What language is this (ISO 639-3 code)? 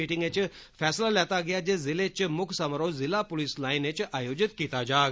doi